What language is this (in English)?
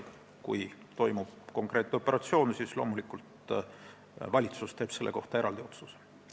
Estonian